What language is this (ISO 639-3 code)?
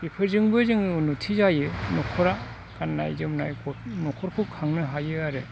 brx